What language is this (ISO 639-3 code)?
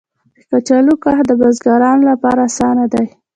pus